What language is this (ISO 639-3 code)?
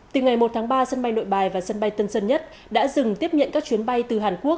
vie